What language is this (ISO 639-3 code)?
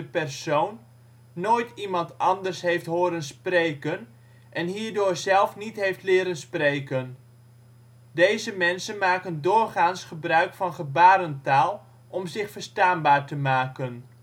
nld